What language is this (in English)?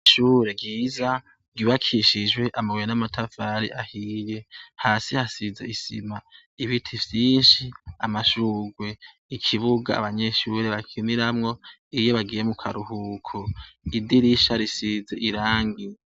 Rundi